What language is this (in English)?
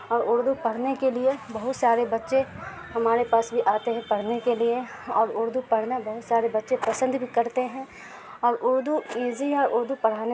Urdu